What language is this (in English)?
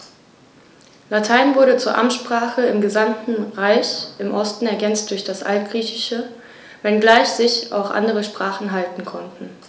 German